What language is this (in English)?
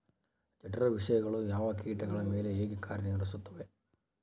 Kannada